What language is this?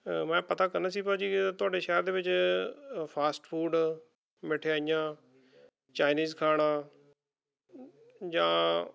Punjabi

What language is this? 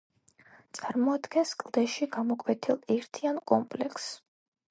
Georgian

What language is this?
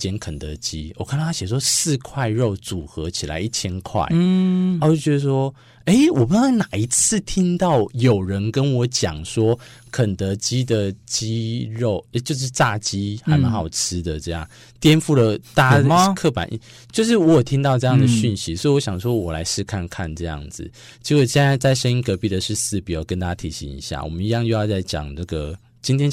Chinese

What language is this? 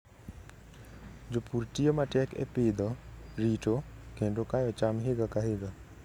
Luo (Kenya and Tanzania)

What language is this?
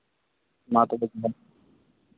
Santali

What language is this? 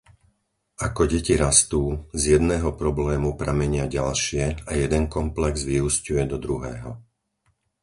Slovak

